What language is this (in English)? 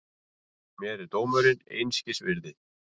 Icelandic